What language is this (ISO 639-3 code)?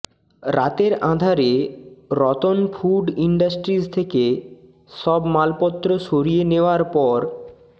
ben